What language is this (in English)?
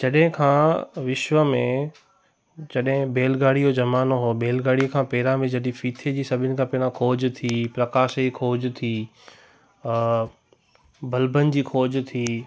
Sindhi